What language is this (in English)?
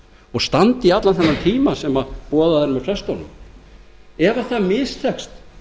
Icelandic